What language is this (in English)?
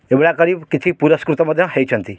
Odia